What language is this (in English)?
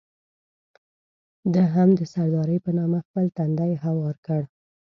Pashto